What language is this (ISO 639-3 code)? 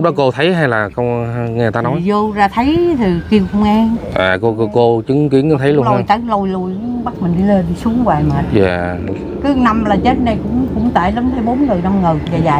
vie